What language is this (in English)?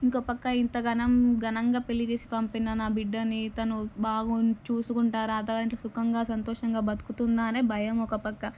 Telugu